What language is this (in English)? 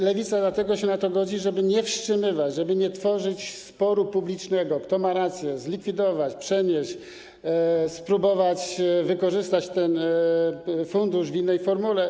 Polish